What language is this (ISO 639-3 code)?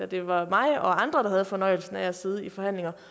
dan